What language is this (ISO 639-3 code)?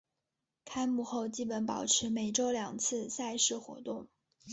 zho